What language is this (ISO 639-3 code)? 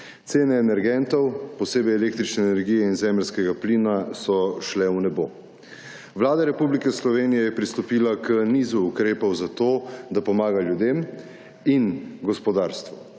slv